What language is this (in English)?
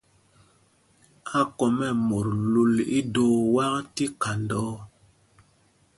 Mpumpong